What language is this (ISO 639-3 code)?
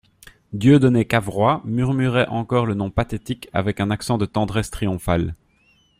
fra